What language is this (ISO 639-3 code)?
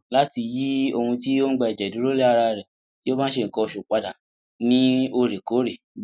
yor